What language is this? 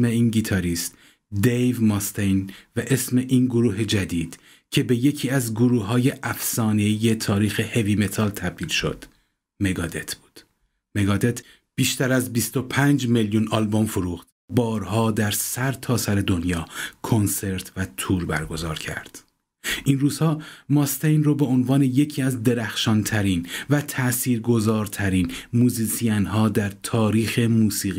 Persian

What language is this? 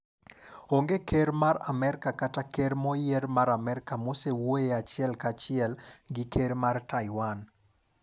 Luo (Kenya and Tanzania)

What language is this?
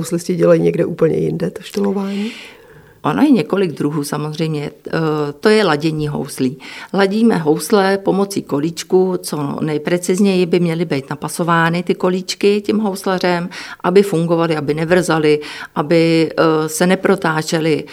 Czech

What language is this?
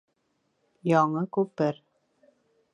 Bashkir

